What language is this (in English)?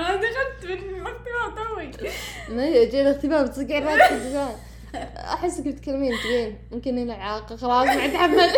Arabic